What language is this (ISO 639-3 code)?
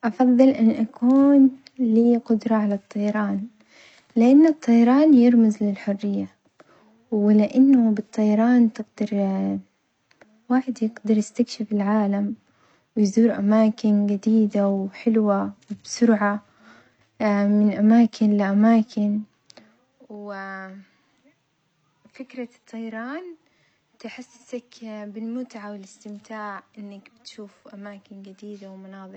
acx